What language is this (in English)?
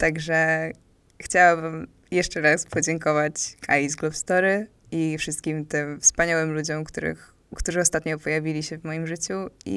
Polish